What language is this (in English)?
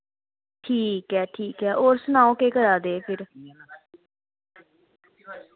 Dogri